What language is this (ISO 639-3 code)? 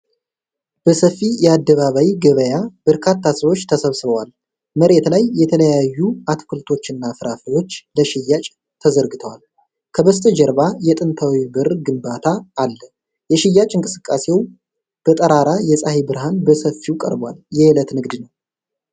amh